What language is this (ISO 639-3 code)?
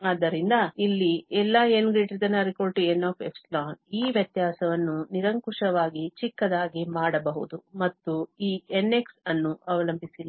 kan